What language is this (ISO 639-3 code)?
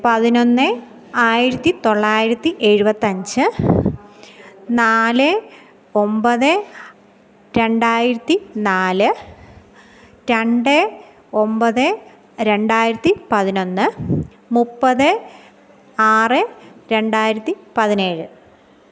mal